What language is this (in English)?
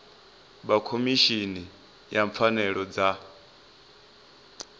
Venda